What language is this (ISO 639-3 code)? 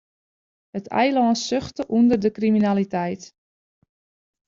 fry